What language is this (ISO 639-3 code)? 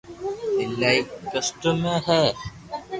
lrk